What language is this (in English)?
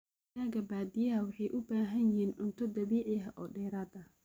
Somali